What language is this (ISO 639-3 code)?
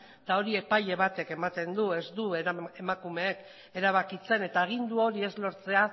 eus